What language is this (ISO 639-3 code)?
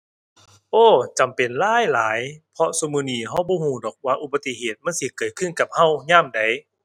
tha